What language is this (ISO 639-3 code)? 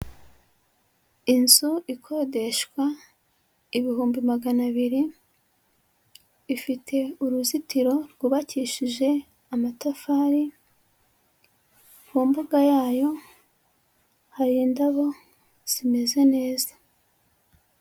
kin